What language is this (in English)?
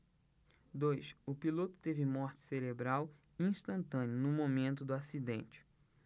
Portuguese